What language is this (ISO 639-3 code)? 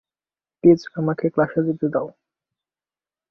ben